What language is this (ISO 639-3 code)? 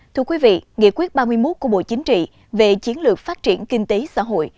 vie